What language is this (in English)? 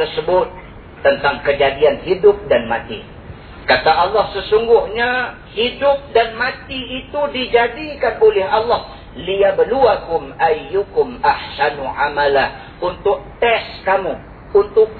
Malay